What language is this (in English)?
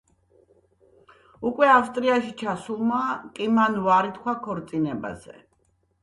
Georgian